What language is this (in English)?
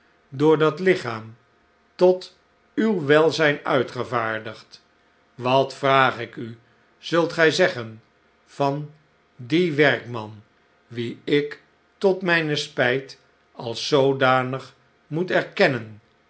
Dutch